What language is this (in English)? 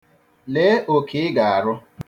Igbo